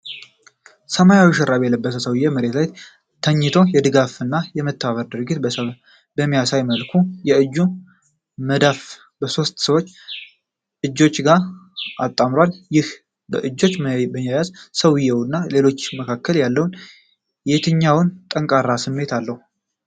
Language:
Amharic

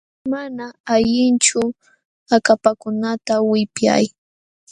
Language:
Jauja Wanca Quechua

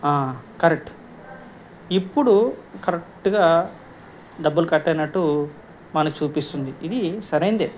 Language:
Telugu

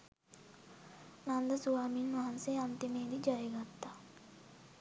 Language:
Sinhala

